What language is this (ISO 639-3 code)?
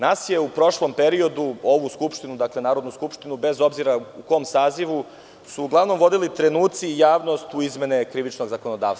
srp